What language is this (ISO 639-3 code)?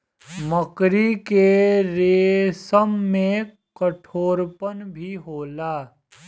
bho